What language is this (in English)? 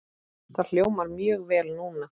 Icelandic